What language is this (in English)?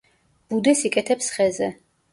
Georgian